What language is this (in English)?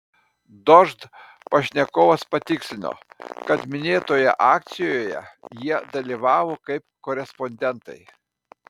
Lithuanian